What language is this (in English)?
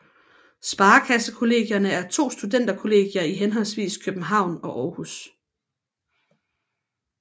Danish